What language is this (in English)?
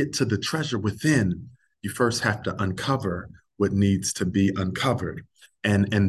English